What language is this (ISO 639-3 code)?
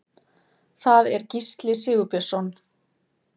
isl